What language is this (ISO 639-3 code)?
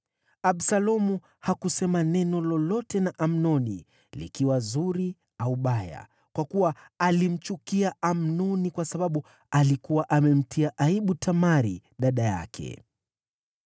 swa